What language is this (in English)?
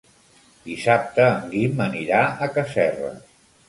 Catalan